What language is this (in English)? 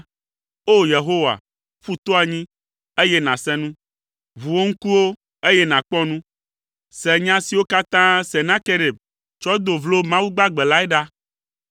Ewe